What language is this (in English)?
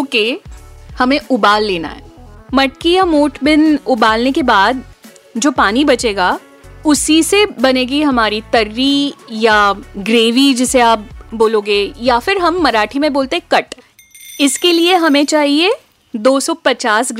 Hindi